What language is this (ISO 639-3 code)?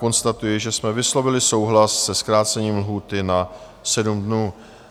ces